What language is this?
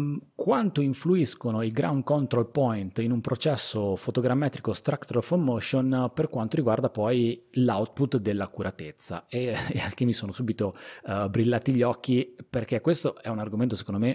Italian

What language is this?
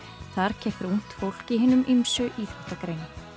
Icelandic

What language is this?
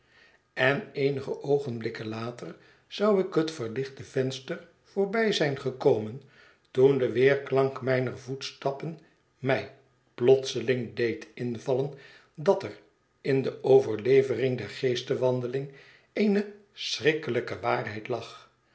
Dutch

